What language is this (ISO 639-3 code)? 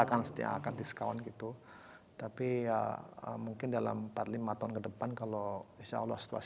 ind